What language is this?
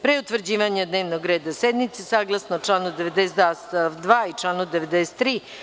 Serbian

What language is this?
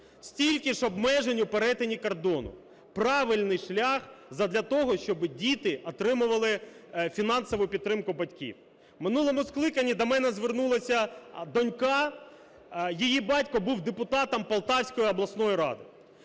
Ukrainian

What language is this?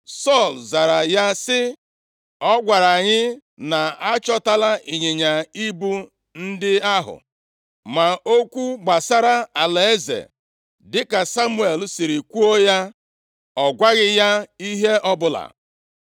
Igbo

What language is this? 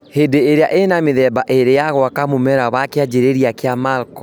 Kikuyu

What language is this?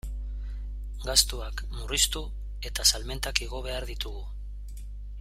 Basque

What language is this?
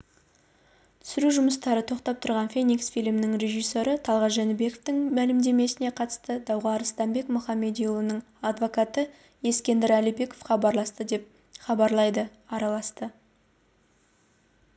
Kazakh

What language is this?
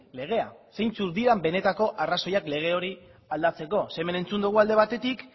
Basque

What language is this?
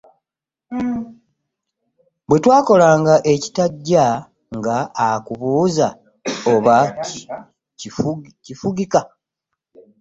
Ganda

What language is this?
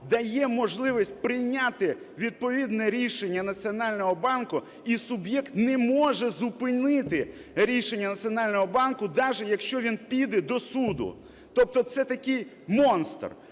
Ukrainian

